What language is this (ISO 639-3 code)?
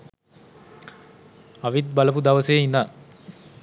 sin